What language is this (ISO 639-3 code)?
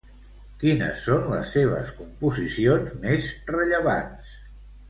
cat